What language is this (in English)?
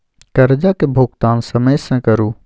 Maithili